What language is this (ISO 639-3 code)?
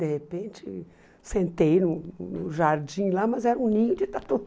por